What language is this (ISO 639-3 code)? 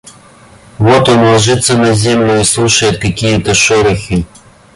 rus